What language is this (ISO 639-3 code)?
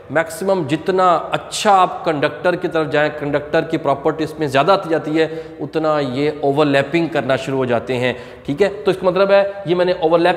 tur